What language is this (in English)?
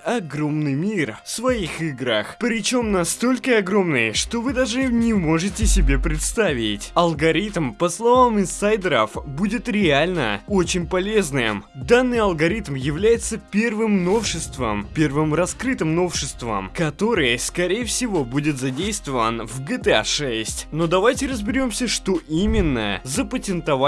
Russian